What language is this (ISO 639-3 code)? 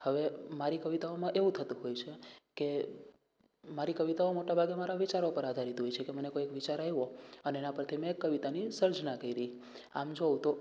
guj